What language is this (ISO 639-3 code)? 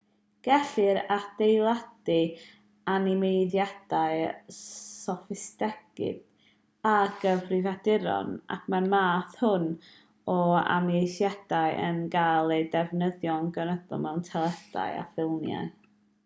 cym